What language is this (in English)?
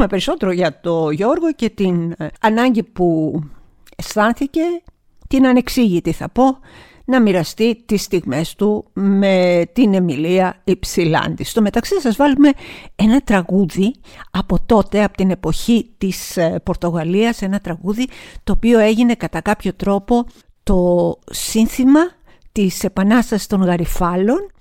Greek